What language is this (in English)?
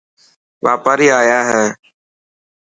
Dhatki